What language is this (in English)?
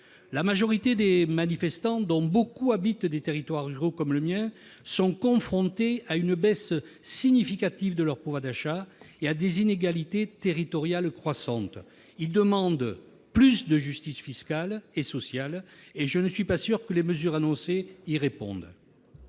French